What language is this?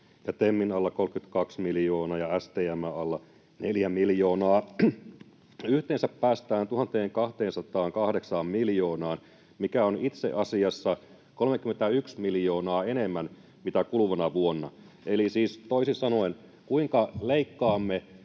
Finnish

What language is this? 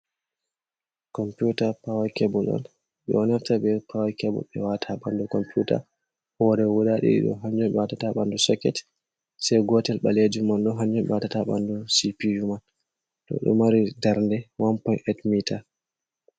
Fula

